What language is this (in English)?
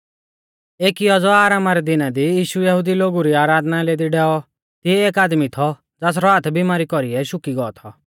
Mahasu Pahari